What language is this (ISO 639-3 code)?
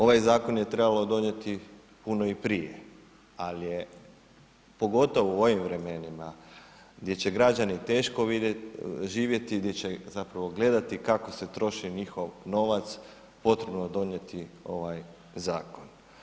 hrv